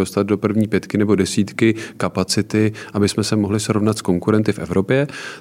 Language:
Czech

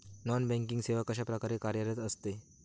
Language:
Marathi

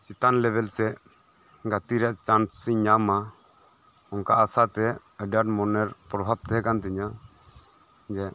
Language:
Santali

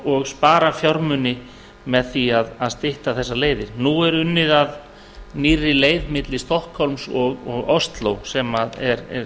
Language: Icelandic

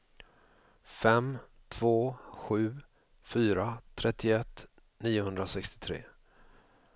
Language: Swedish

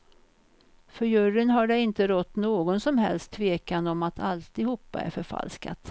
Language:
Swedish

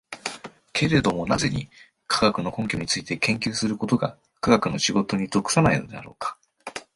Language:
Japanese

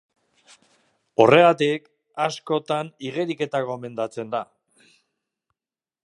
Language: Basque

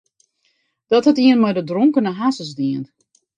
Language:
Western Frisian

